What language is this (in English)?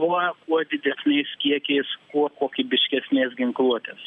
Lithuanian